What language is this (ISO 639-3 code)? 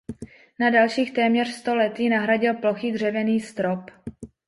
ces